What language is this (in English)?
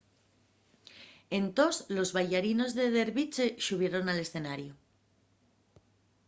Asturian